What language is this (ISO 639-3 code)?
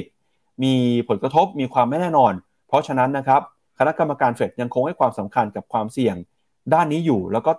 tha